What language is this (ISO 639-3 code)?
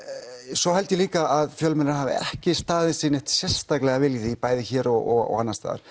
isl